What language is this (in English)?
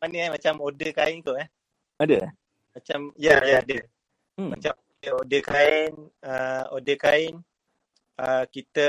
Malay